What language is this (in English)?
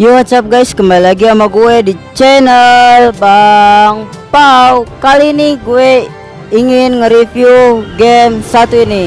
Indonesian